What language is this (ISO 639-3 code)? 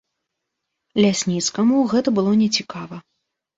bel